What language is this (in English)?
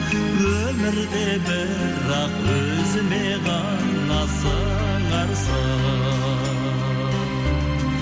Kazakh